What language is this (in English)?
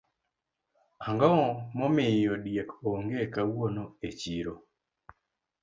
Luo (Kenya and Tanzania)